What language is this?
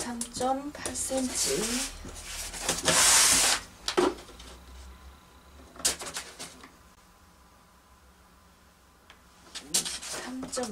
Korean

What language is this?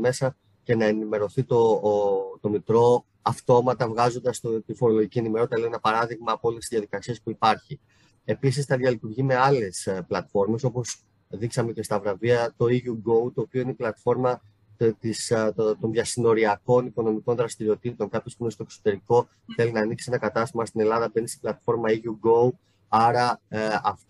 Greek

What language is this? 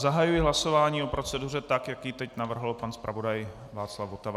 Czech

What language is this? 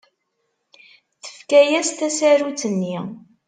Kabyle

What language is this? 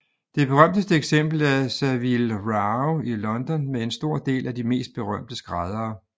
Danish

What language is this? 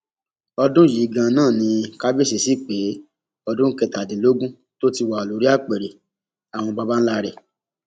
Yoruba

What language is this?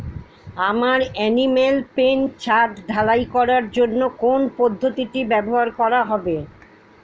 Bangla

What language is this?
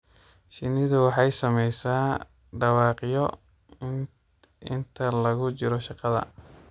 Somali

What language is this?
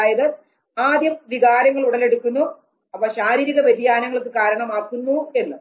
Malayalam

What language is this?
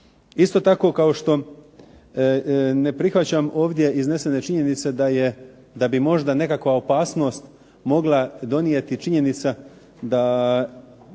Croatian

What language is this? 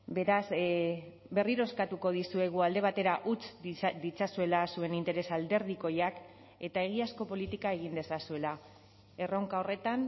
Basque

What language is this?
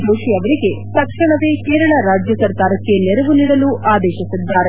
Kannada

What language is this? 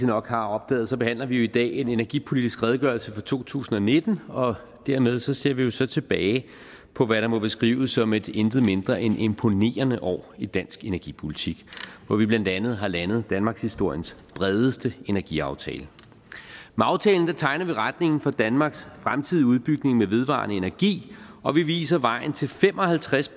Danish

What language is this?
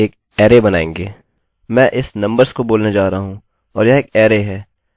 Hindi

